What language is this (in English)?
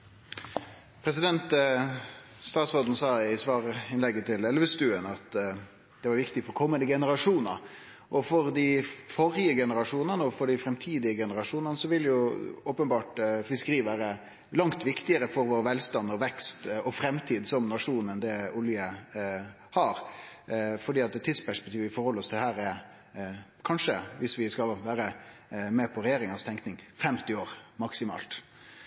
Norwegian Nynorsk